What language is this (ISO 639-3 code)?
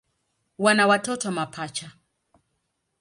swa